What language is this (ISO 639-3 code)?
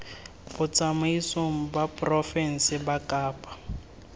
tsn